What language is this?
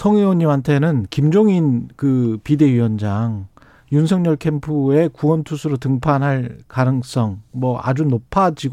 Korean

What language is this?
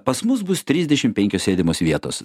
Lithuanian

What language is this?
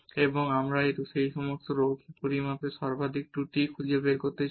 Bangla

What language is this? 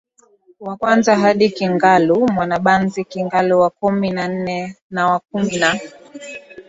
Swahili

